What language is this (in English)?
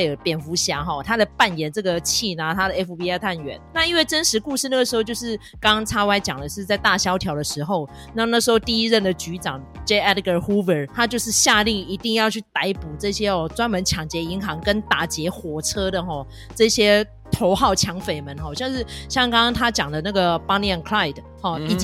Chinese